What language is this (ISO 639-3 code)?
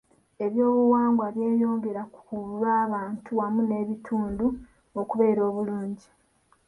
lug